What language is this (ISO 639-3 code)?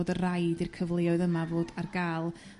cym